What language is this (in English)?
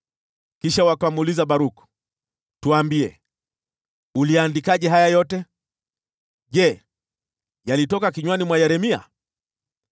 Swahili